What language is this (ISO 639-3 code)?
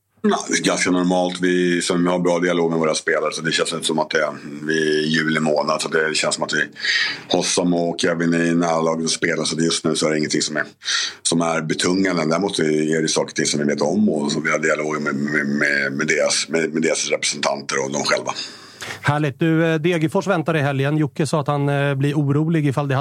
swe